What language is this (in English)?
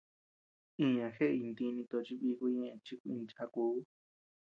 Tepeuxila Cuicatec